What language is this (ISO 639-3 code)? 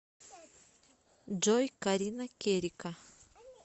rus